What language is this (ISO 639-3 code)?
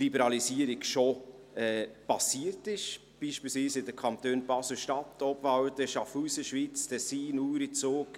gsw